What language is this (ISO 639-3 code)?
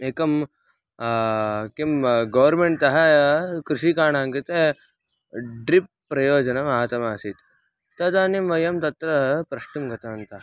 san